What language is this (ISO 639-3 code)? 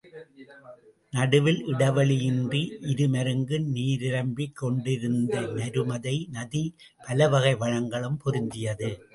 tam